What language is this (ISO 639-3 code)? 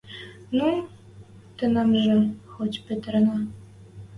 mrj